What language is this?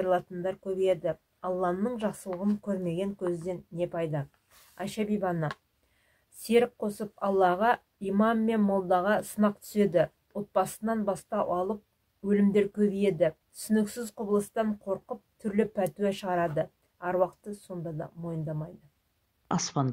Turkish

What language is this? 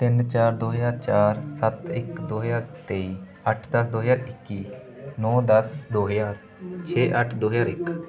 Punjabi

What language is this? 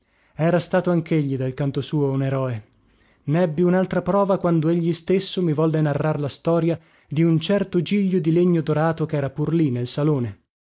Italian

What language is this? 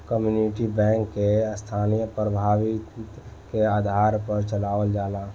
Bhojpuri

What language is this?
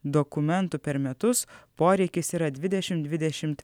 Lithuanian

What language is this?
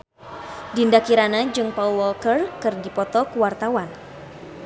Sundanese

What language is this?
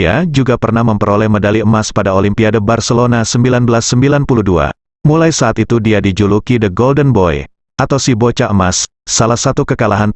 Indonesian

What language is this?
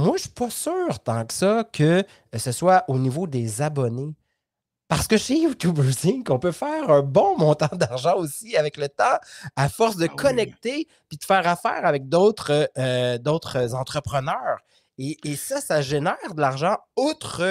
French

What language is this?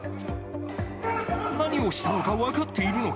Japanese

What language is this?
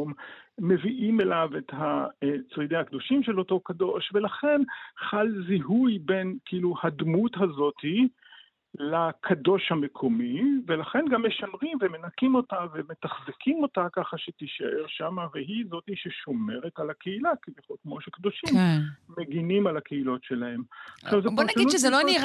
Hebrew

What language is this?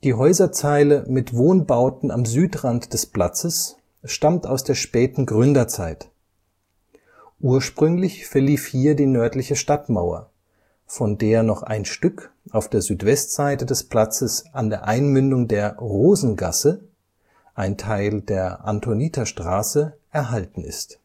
German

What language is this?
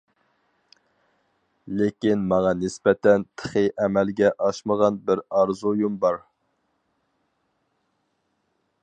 Uyghur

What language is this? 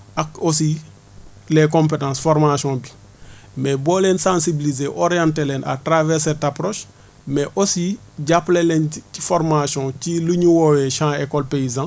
Wolof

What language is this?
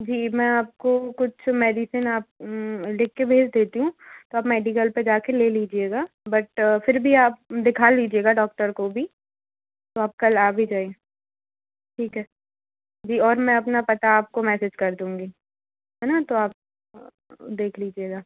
Hindi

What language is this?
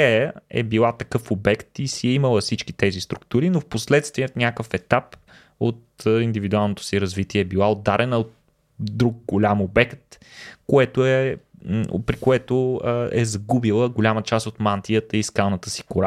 Bulgarian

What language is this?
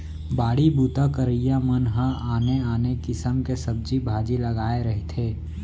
Chhattisgarhi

